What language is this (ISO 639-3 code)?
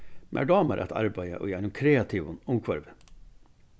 fao